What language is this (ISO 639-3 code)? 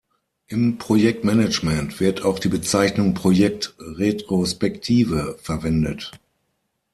deu